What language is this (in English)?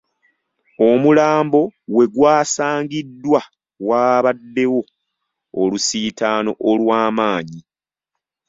Ganda